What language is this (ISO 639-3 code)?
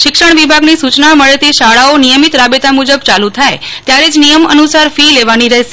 guj